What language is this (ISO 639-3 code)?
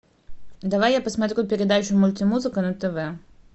rus